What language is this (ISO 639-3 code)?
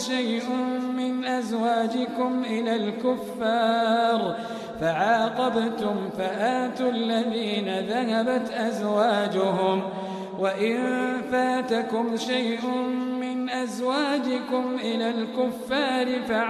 ara